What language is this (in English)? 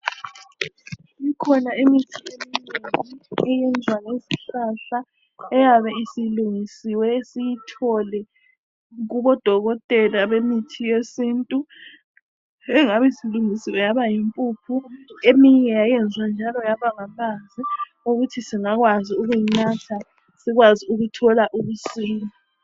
North Ndebele